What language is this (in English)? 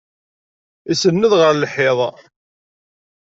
Kabyle